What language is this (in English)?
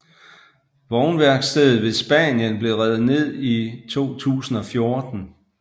Danish